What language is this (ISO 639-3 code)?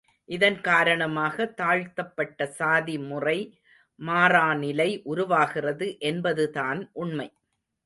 tam